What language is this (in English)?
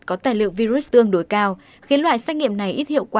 Vietnamese